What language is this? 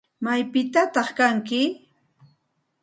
Santa Ana de Tusi Pasco Quechua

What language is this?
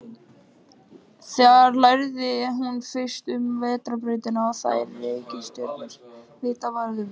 Icelandic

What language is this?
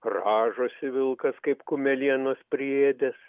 Lithuanian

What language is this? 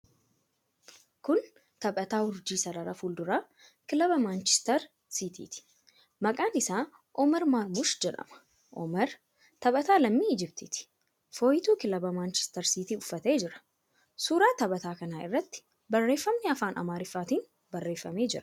Oromo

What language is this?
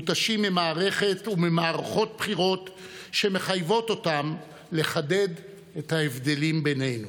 Hebrew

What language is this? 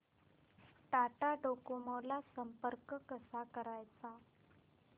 Marathi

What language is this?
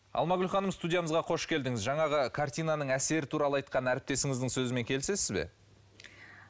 Kazakh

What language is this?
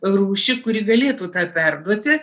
Lithuanian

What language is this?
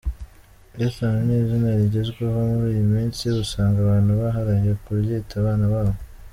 Kinyarwanda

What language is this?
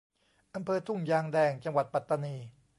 Thai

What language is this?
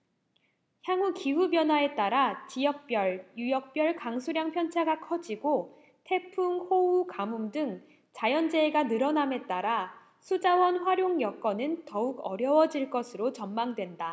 Korean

